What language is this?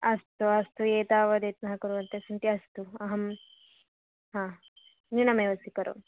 Sanskrit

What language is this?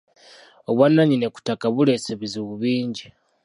Ganda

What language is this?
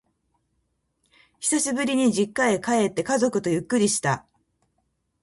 Japanese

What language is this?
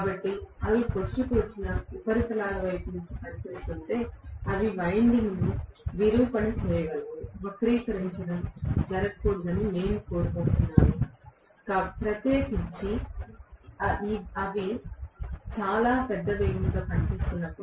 Telugu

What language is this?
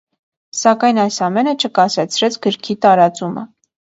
Armenian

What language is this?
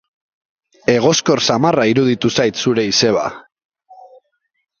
Basque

